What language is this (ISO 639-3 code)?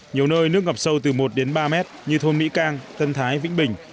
vie